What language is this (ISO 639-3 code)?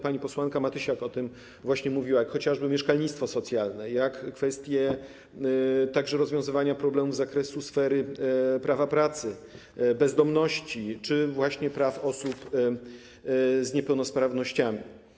pol